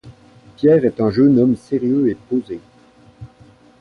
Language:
French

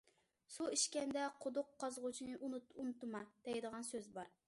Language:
Uyghur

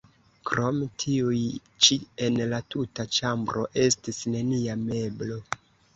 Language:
Esperanto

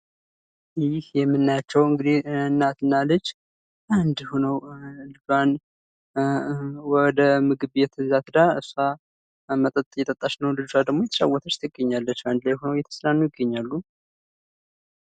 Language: Amharic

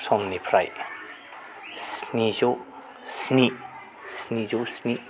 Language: Bodo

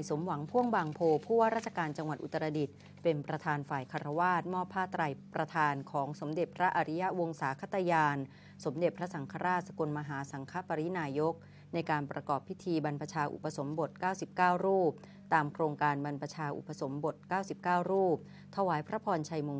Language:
Thai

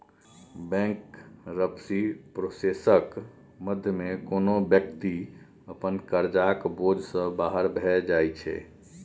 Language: Maithili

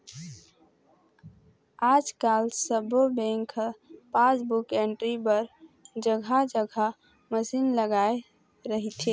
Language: Chhattisgarhi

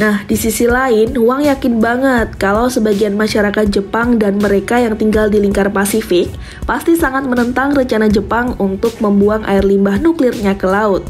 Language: Indonesian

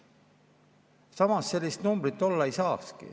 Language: Estonian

